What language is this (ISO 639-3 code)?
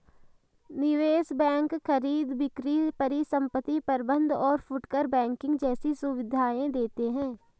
hin